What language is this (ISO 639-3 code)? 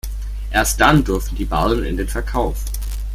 deu